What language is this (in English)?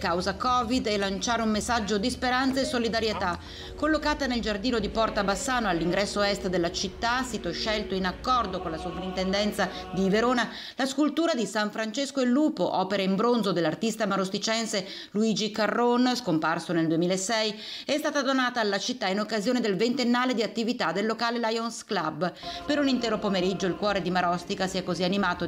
Italian